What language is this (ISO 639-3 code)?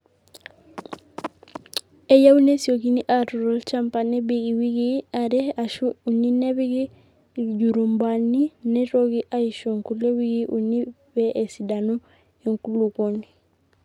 mas